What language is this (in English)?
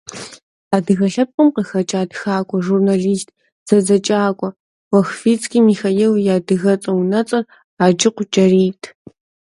Kabardian